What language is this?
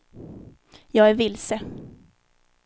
Swedish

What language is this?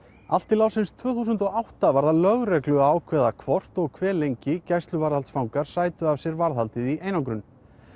Icelandic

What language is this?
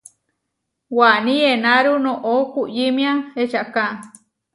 Huarijio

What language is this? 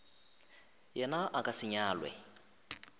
Northern Sotho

